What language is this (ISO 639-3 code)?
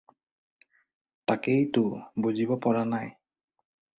asm